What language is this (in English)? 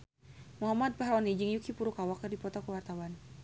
Sundanese